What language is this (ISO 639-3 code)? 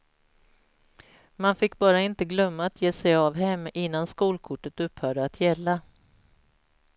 swe